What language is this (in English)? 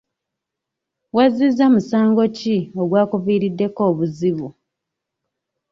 Ganda